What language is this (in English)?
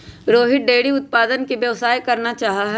Magahi